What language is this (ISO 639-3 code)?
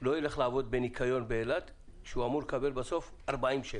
heb